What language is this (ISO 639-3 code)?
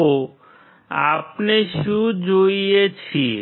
guj